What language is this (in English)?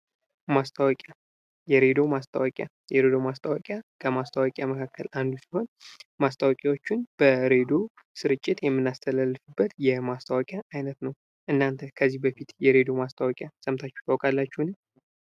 Amharic